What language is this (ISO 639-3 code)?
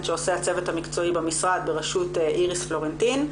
heb